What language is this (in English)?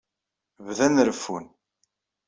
Kabyle